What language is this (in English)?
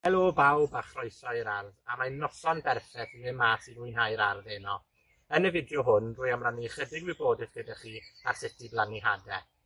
Welsh